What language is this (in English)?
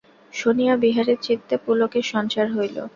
Bangla